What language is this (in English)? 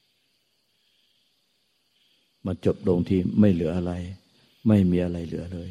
Thai